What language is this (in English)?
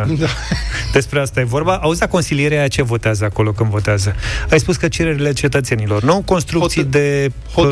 Romanian